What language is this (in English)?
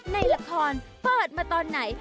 Thai